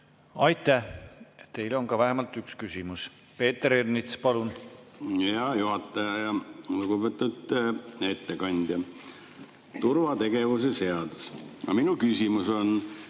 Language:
Estonian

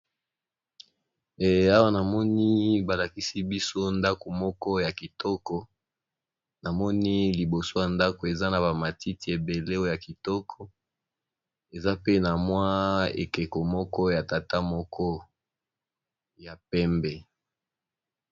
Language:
Lingala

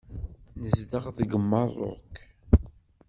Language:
Kabyle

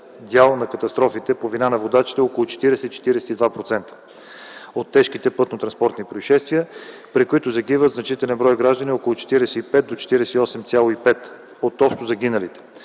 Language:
Bulgarian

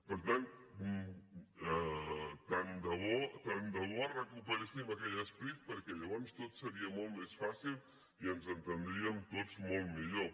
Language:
Catalan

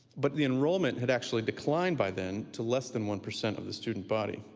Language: English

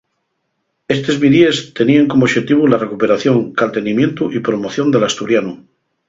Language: Asturian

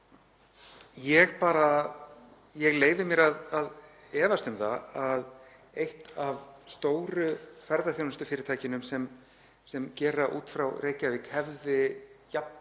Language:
Icelandic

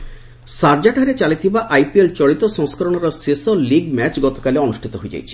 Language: Odia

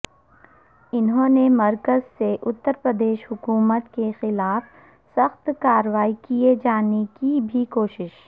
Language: Urdu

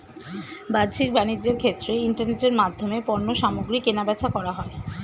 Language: Bangla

